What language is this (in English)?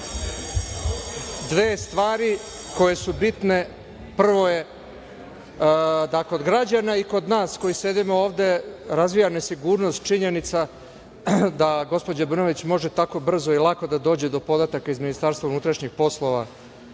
Serbian